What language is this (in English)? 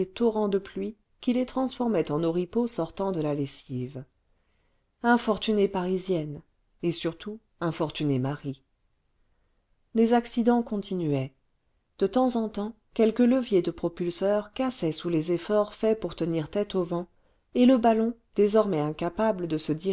French